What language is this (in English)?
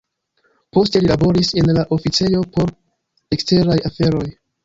Esperanto